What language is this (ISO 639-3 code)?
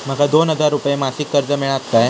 mar